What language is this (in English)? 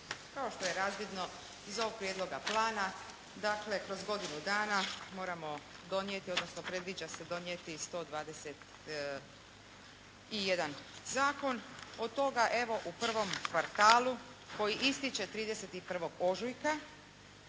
Croatian